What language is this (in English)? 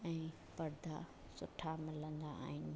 Sindhi